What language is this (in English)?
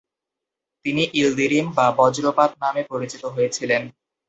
Bangla